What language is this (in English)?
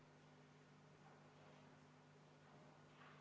Estonian